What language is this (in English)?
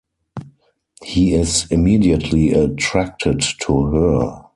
English